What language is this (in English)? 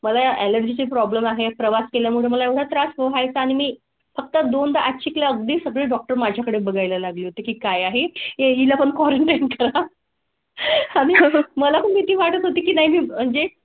Marathi